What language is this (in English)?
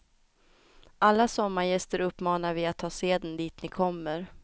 Swedish